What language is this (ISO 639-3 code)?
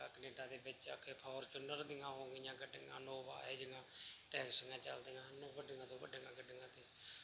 pan